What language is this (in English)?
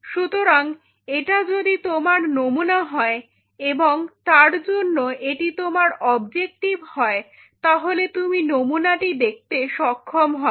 Bangla